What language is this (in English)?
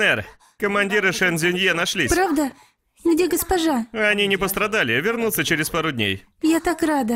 Russian